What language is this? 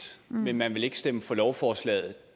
Danish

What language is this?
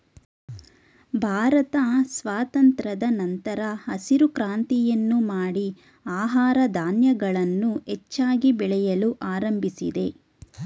Kannada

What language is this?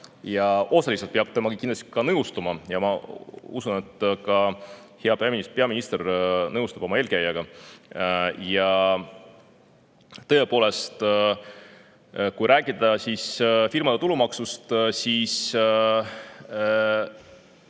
Estonian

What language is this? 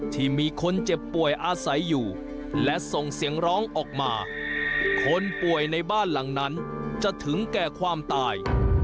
Thai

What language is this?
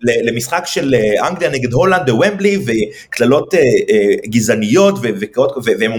Hebrew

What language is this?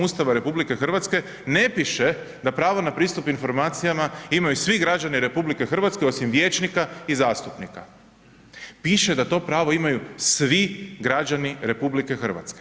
Croatian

